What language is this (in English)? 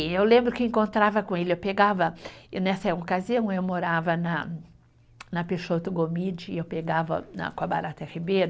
Portuguese